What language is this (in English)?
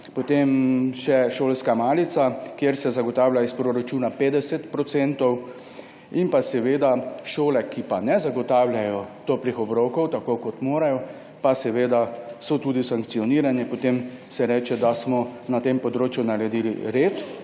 Slovenian